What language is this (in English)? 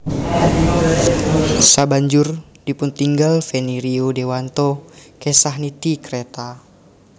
Javanese